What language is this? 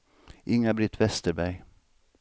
Swedish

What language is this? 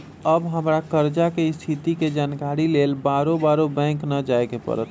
Magahi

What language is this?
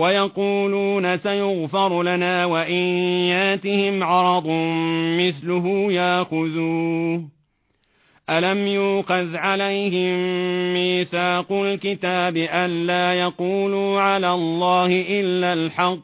Arabic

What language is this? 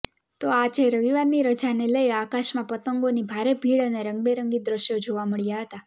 Gujarati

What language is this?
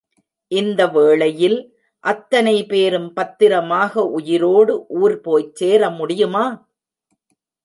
Tamil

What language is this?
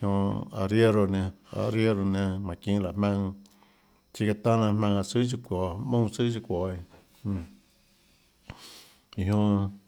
Tlacoatzintepec Chinantec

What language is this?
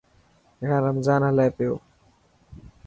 Dhatki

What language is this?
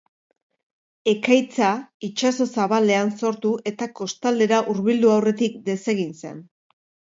Basque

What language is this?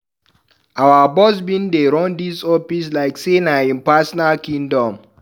Nigerian Pidgin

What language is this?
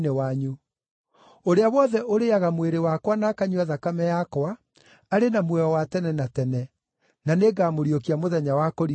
Kikuyu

